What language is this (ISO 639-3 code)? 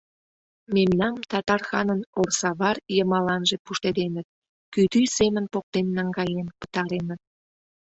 chm